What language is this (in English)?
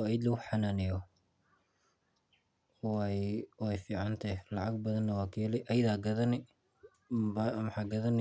Somali